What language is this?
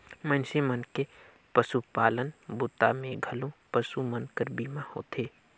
Chhattisgarhi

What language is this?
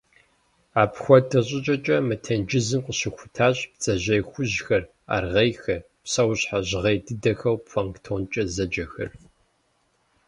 Kabardian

